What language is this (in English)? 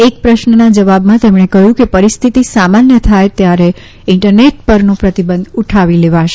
Gujarati